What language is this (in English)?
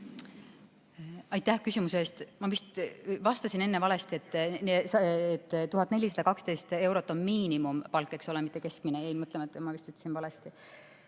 Estonian